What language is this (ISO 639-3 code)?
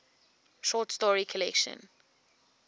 eng